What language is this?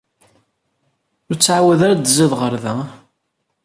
Kabyle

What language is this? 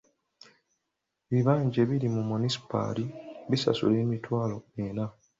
Ganda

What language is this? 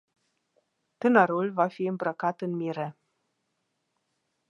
Romanian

